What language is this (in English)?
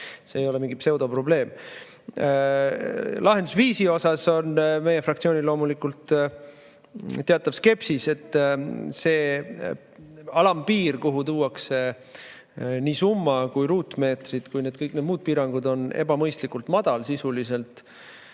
Estonian